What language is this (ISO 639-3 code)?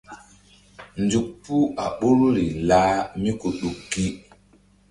mdd